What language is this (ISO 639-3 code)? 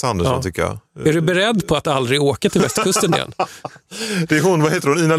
swe